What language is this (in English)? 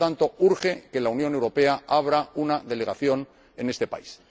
Spanish